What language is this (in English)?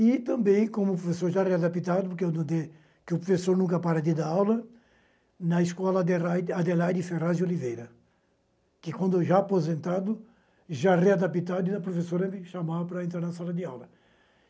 Portuguese